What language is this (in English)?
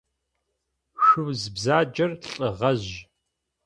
Adyghe